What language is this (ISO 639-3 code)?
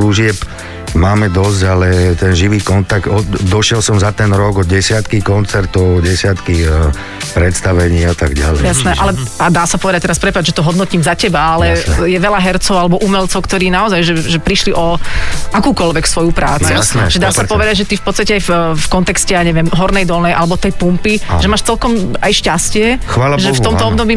slk